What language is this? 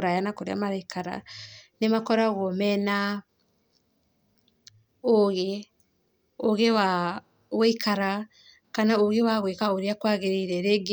Kikuyu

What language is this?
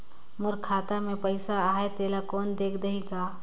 Chhattisgarhi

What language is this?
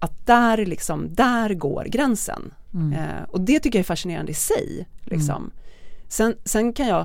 Swedish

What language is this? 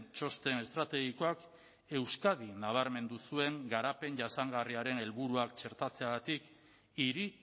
Basque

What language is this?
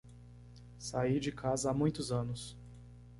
Portuguese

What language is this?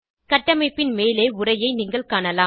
Tamil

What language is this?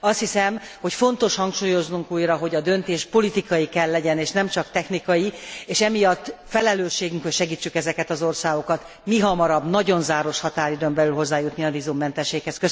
Hungarian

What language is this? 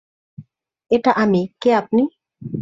Bangla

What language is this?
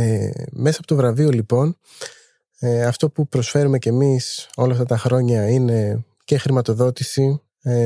Greek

